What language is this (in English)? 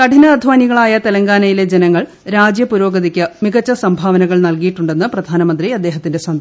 Malayalam